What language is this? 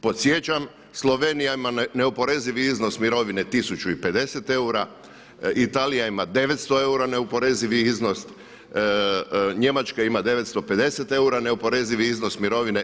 Croatian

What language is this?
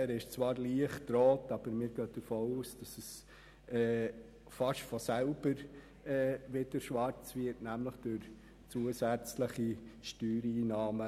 Swiss German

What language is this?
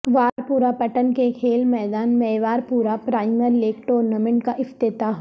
Urdu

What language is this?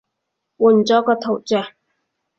Cantonese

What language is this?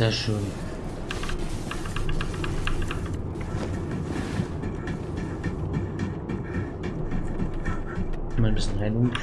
German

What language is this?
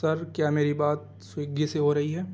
Urdu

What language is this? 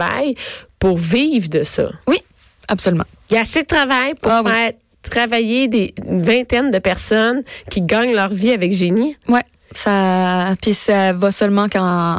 French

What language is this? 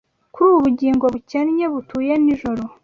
Kinyarwanda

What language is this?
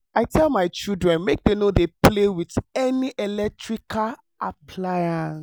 Nigerian Pidgin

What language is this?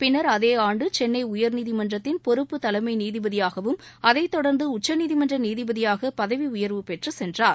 Tamil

